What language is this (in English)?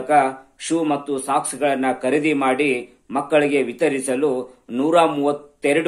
Italian